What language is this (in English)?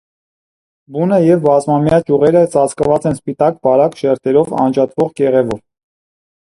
Armenian